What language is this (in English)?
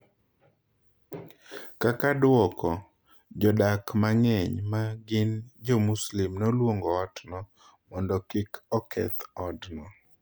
Luo (Kenya and Tanzania)